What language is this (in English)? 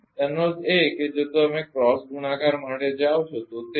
Gujarati